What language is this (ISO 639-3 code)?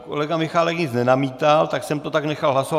ces